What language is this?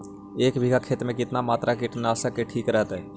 Magahi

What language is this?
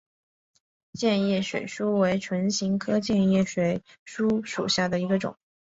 Chinese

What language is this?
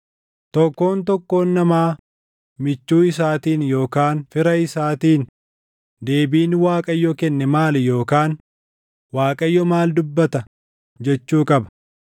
Oromo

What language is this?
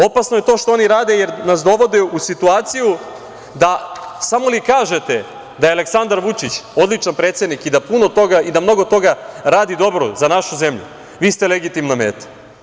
Serbian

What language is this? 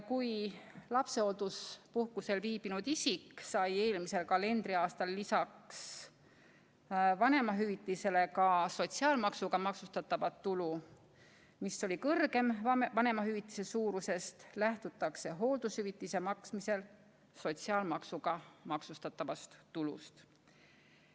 Estonian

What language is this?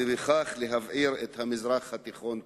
Hebrew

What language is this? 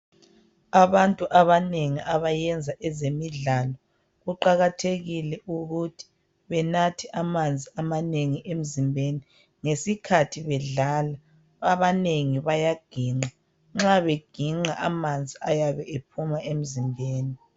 North Ndebele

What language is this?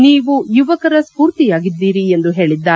Kannada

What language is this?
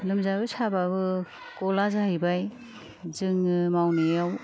Bodo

